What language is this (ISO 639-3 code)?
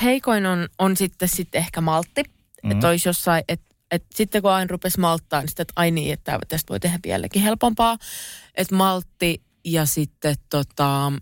fin